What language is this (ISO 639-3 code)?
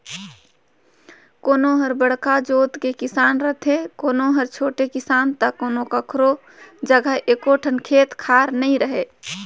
hne